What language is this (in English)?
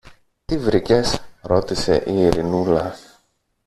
Greek